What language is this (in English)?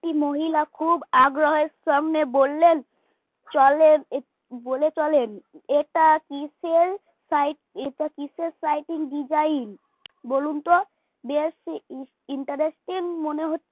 Bangla